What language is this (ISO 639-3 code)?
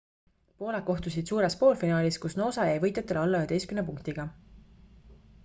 est